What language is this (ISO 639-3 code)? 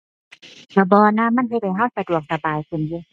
tha